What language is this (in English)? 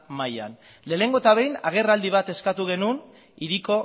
Basque